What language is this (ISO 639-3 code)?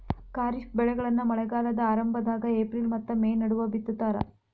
kan